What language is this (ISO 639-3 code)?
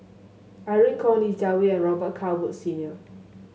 eng